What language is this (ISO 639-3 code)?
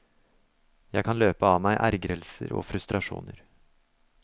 nor